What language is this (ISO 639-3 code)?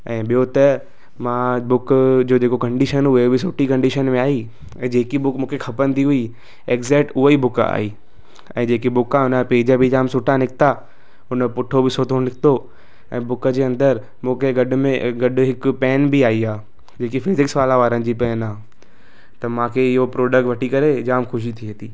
snd